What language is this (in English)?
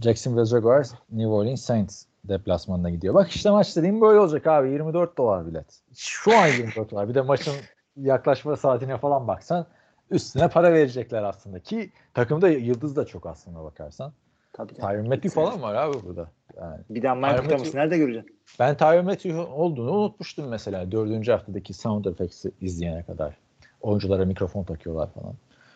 Turkish